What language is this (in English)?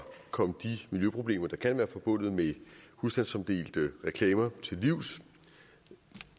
Danish